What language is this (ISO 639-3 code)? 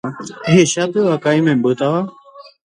grn